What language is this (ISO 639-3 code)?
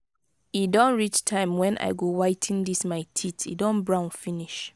pcm